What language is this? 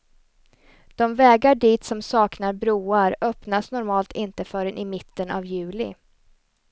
Swedish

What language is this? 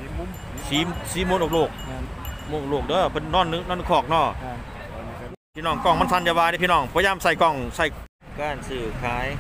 Thai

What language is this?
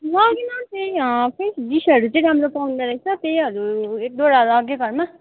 Nepali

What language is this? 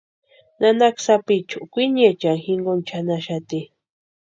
Western Highland Purepecha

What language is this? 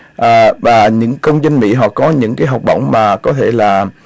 Vietnamese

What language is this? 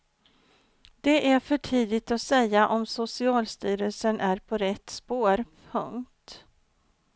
Swedish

